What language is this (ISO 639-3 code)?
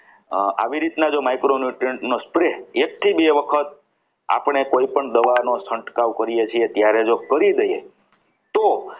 guj